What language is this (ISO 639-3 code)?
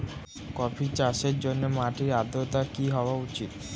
ben